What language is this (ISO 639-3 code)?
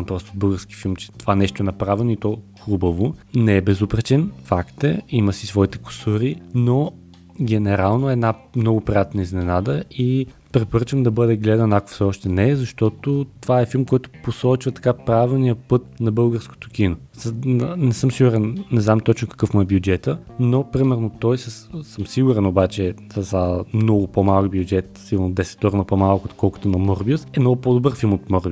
bul